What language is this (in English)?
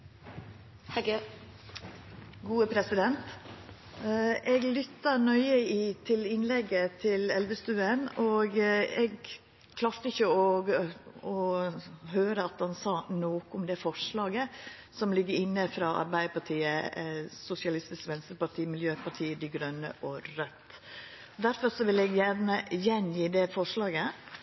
Norwegian Nynorsk